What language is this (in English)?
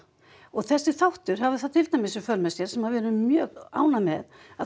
Icelandic